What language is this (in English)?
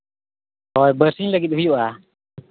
Santali